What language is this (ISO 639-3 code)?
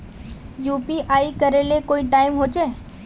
mag